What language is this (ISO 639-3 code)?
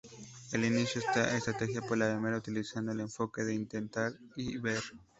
spa